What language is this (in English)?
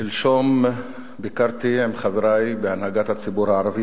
Hebrew